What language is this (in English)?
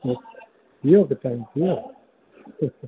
Sindhi